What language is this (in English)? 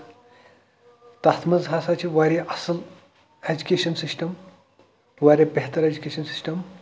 Kashmiri